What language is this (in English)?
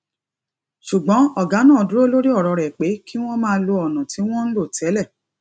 Yoruba